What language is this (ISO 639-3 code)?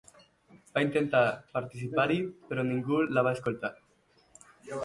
cat